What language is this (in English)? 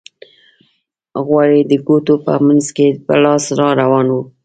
Pashto